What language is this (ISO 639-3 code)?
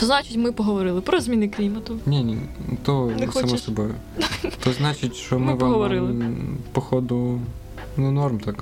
ukr